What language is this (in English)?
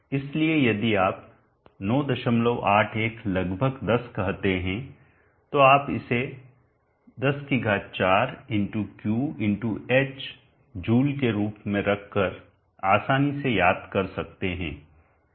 Hindi